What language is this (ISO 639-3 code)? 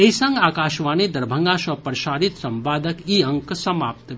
mai